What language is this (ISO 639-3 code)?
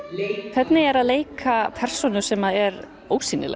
isl